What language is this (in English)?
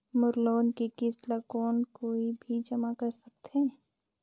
Chhattisgarhi